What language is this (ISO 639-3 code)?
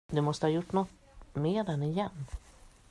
swe